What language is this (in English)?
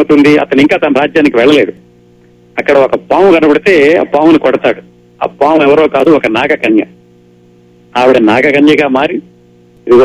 Telugu